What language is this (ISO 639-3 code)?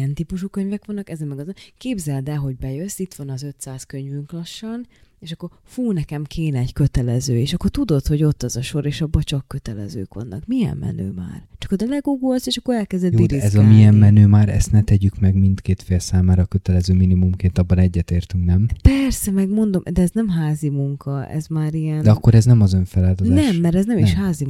hun